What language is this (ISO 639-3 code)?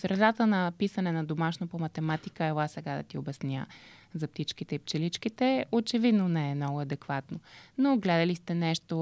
bul